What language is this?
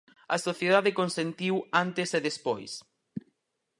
Galician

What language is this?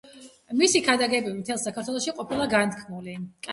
Georgian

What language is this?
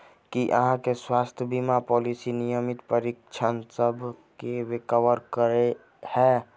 Maithili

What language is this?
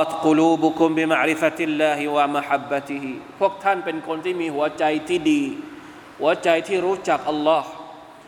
Thai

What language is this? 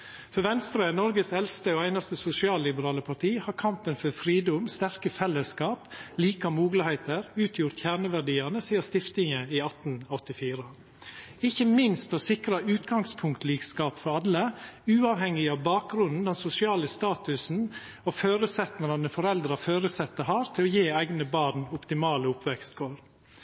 Norwegian Nynorsk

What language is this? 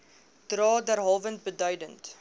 Afrikaans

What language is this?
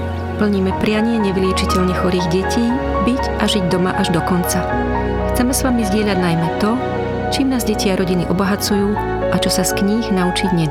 Slovak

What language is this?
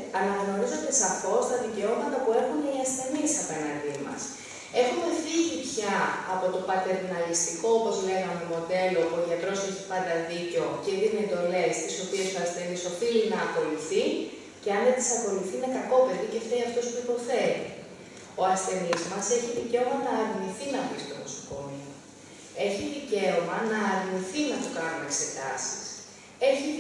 Greek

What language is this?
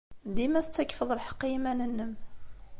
Kabyle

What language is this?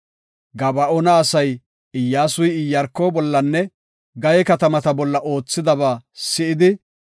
Gofa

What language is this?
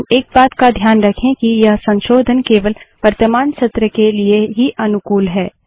Hindi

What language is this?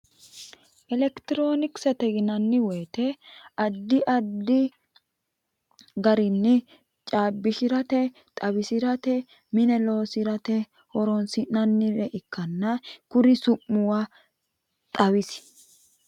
Sidamo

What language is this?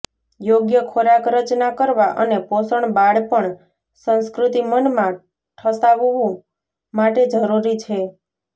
Gujarati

